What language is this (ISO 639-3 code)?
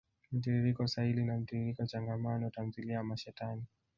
swa